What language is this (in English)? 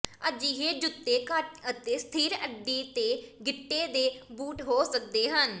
Punjabi